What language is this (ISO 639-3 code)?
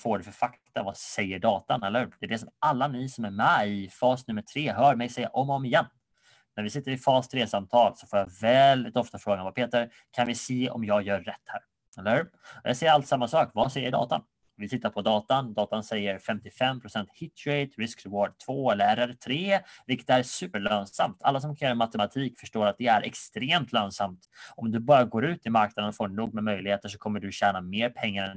swe